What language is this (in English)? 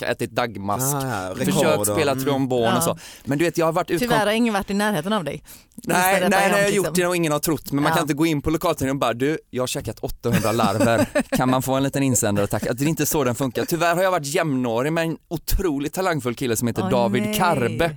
Swedish